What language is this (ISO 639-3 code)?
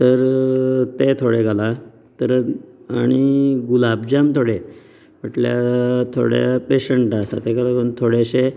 kok